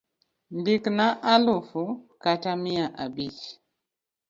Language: Luo (Kenya and Tanzania)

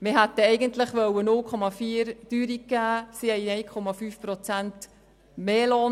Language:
Swiss German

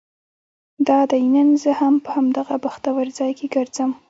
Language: Pashto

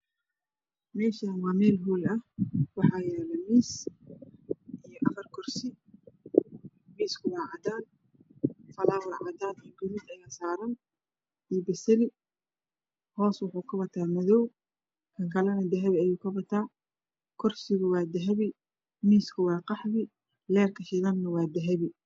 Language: Somali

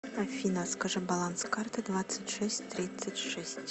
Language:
Russian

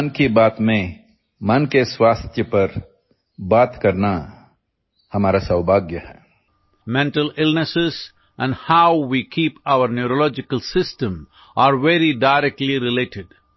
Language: Gujarati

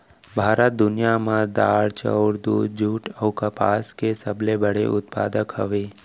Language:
Chhattisgarhi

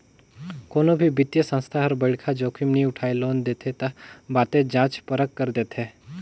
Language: Chhattisgarhi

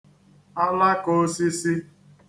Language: Igbo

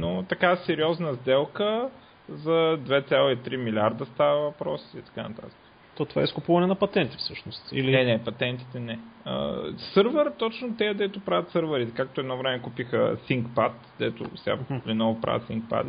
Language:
Bulgarian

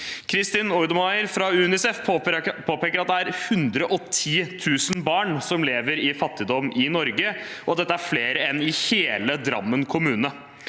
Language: Norwegian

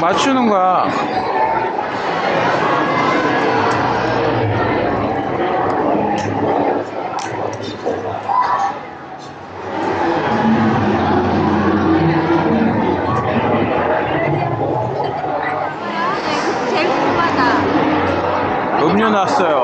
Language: Korean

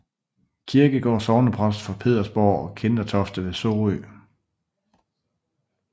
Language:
Danish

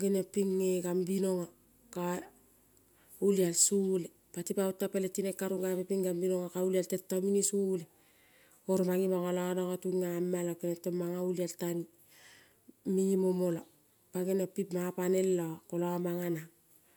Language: Kol (Papua New Guinea)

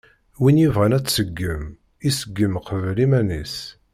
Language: Kabyle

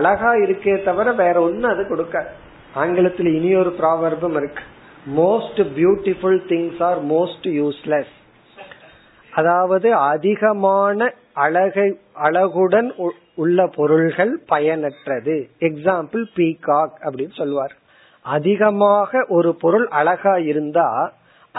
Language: Tamil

